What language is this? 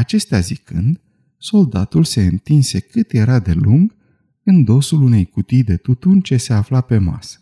Romanian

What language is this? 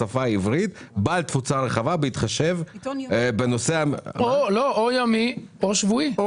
Hebrew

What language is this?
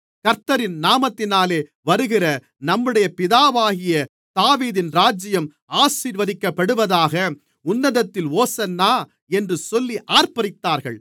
Tamil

